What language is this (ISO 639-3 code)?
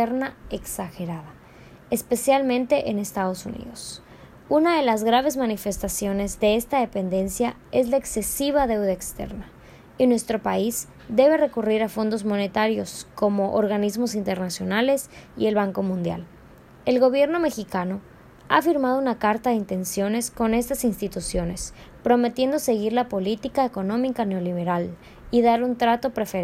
spa